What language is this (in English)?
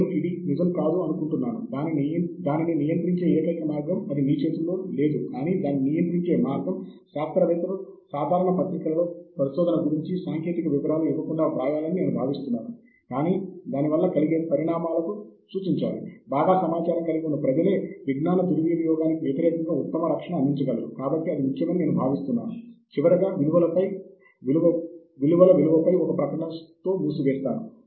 Telugu